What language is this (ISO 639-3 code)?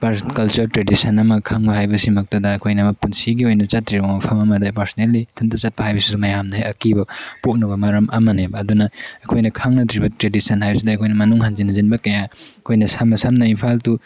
mni